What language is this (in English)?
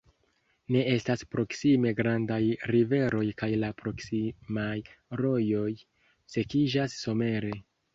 Esperanto